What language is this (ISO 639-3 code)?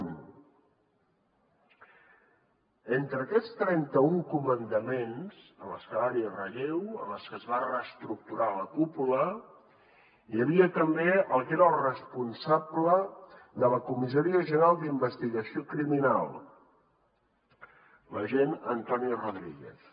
cat